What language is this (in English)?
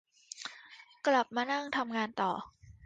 Thai